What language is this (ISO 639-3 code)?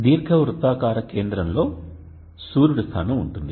tel